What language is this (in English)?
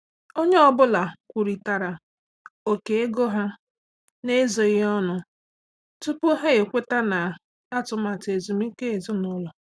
Igbo